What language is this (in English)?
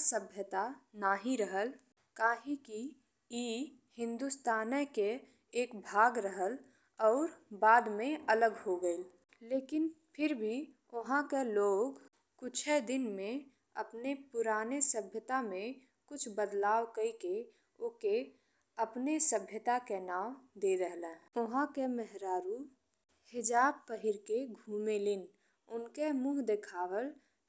Bhojpuri